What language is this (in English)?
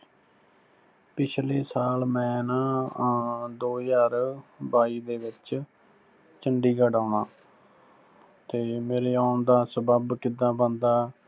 Punjabi